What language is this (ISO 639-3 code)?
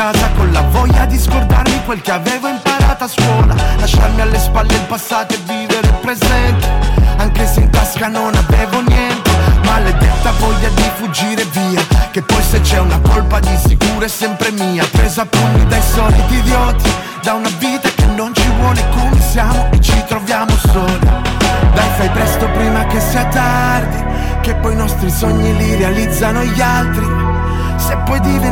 ita